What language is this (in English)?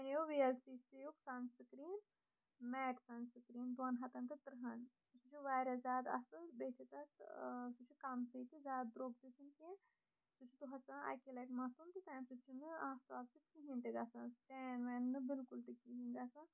Kashmiri